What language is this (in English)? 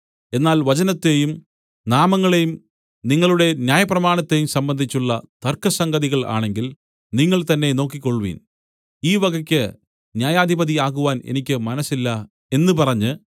Malayalam